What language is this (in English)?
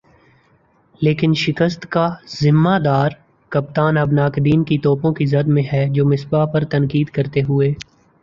Urdu